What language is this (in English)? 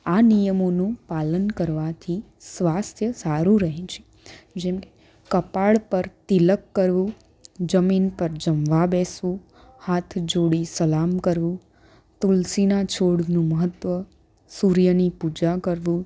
Gujarati